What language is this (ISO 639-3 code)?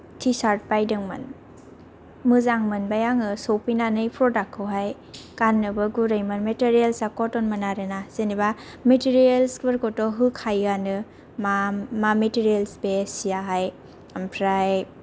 brx